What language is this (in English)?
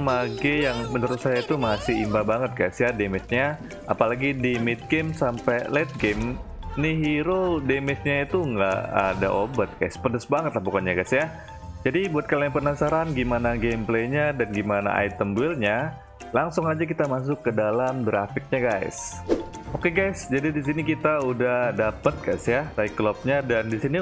Indonesian